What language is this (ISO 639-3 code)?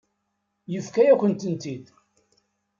kab